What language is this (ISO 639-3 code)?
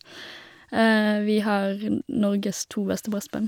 nor